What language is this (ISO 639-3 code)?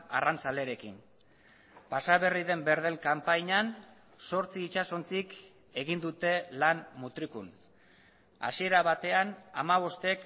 eus